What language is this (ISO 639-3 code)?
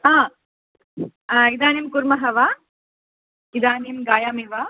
san